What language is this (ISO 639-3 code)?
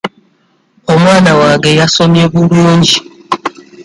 lug